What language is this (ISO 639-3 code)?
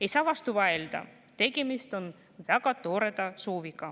est